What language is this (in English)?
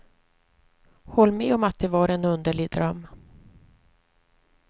Swedish